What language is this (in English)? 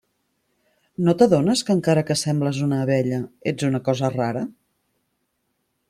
Catalan